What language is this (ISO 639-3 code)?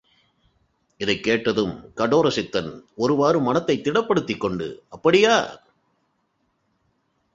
tam